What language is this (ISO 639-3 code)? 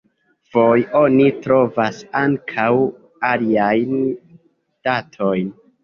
epo